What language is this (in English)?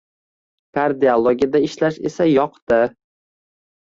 Uzbek